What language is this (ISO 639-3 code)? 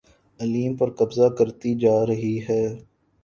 urd